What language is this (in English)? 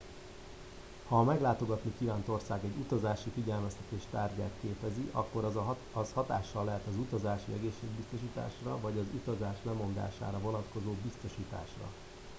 Hungarian